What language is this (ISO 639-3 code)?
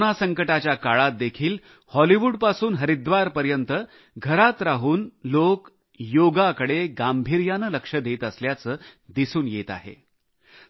mar